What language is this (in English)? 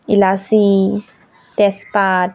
Assamese